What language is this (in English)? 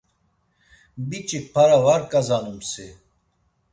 Laz